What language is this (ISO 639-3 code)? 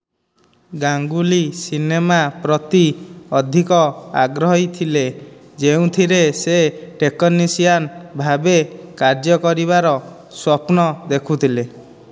ori